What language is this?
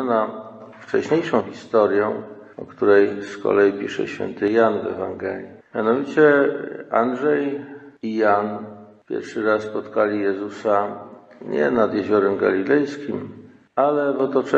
Polish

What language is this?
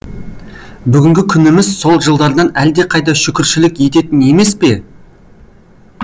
Kazakh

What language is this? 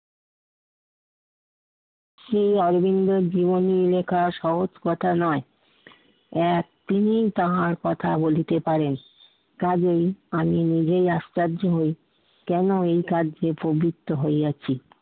Bangla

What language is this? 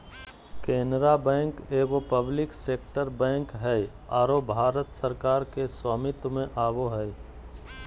Magahi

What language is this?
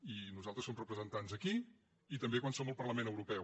Catalan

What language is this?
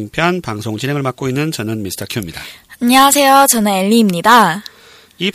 Korean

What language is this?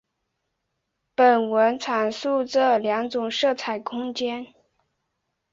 Chinese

